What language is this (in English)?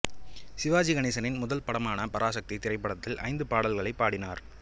Tamil